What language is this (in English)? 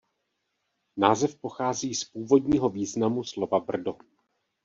Czech